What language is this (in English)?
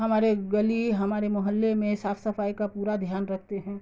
Urdu